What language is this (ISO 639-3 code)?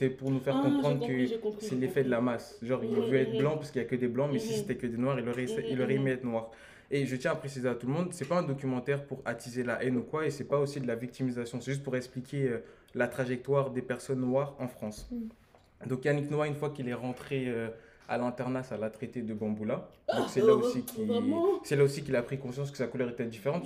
fra